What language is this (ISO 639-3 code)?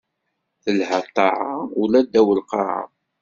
kab